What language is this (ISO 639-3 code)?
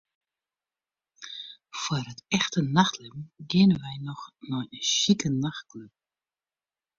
fry